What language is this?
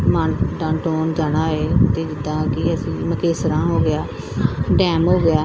Punjabi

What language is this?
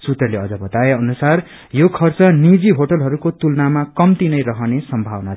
Nepali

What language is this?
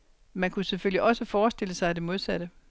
Danish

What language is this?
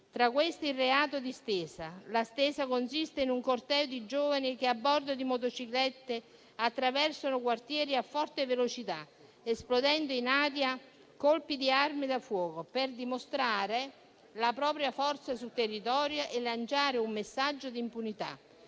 Italian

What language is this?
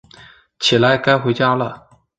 Chinese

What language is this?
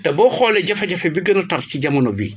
Wolof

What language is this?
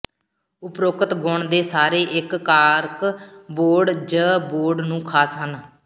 Punjabi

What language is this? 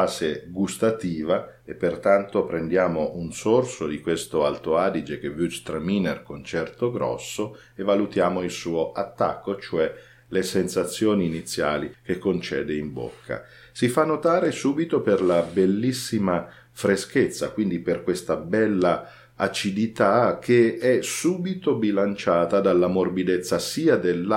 Italian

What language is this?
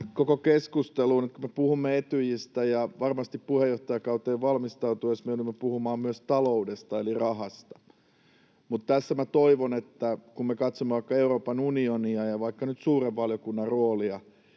Finnish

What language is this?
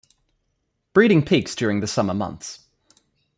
English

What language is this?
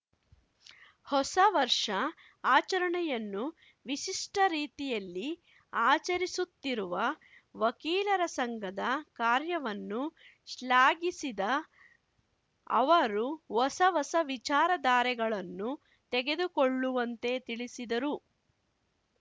Kannada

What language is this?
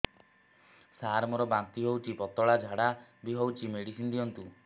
Odia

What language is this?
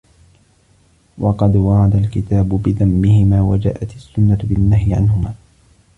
Arabic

